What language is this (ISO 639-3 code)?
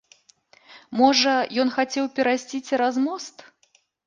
bel